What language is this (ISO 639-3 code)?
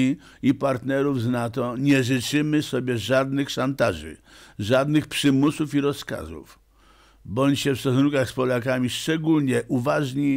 pol